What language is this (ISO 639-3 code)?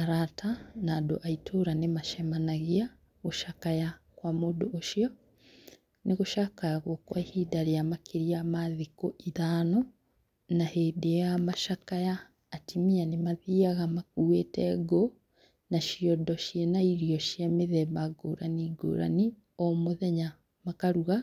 kik